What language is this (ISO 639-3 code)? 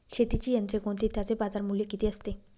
mar